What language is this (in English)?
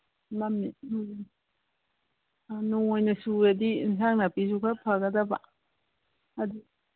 Manipuri